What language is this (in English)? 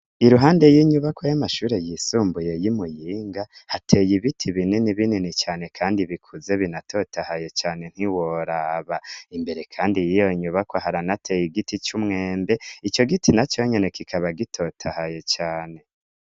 Rundi